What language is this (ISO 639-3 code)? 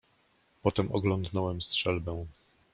pol